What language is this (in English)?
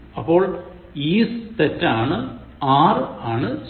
Malayalam